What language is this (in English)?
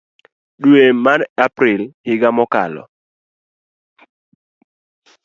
Luo (Kenya and Tanzania)